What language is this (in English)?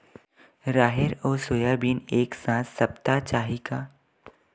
Chhattisgarhi